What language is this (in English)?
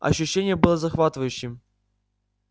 Russian